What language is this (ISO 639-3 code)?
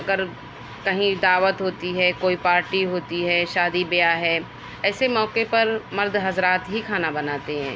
urd